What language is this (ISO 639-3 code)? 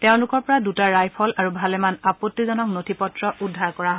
asm